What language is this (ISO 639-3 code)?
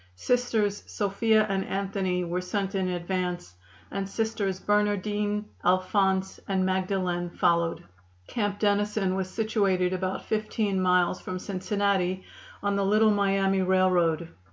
eng